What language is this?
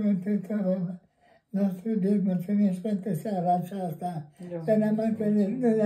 Romanian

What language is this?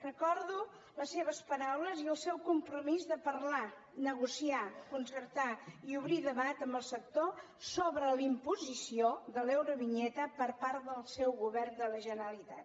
Catalan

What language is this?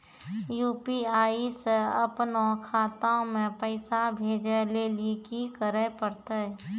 Maithili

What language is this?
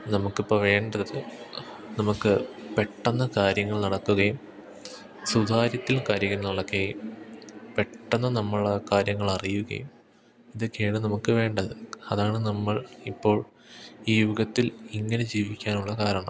Malayalam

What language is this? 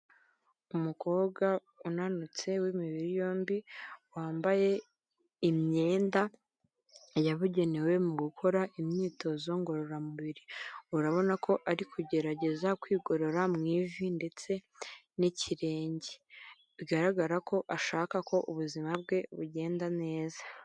Kinyarwanda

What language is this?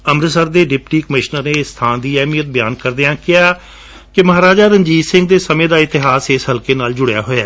Punjabi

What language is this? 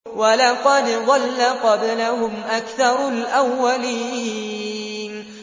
Arabic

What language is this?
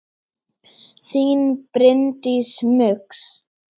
Icelandic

